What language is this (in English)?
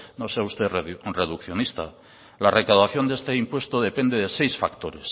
Spanish